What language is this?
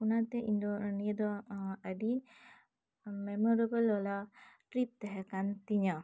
Santali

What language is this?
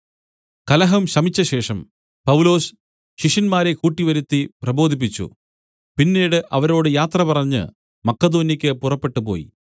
Malayalam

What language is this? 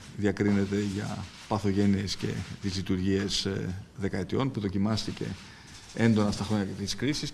Greek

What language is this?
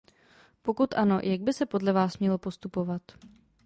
Czech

